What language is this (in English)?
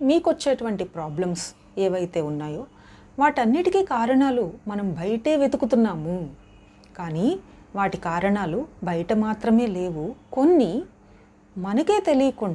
Telugu